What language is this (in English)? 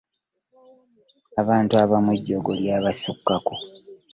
Ganda